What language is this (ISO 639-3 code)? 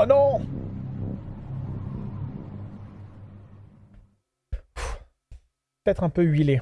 fra